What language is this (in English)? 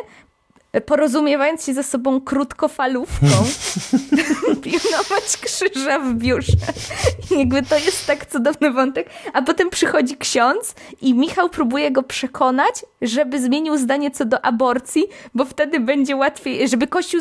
Polish